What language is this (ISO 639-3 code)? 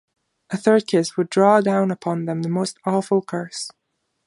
eng